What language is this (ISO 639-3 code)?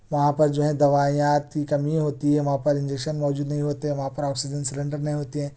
urd